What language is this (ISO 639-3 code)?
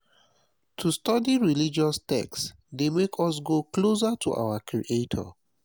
pcm